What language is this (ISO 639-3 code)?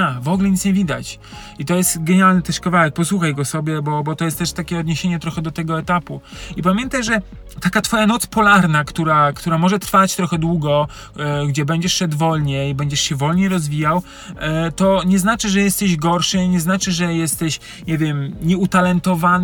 pol